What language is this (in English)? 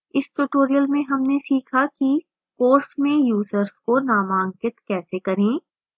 Hindi